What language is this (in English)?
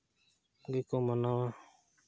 Santali